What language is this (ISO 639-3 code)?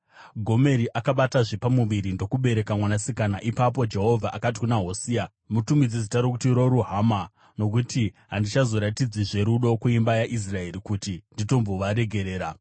sna